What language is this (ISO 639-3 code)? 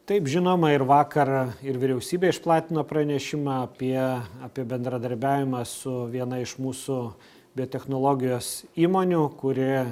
lit